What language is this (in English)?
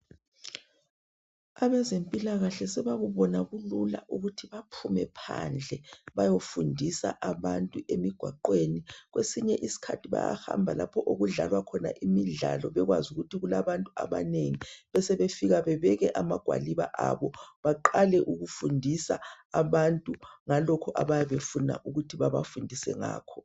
North Ndebele